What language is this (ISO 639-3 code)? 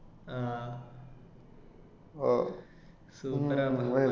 mal